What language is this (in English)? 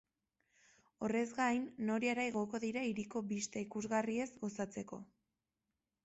Basque